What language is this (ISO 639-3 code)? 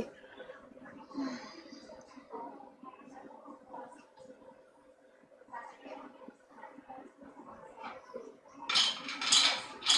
vie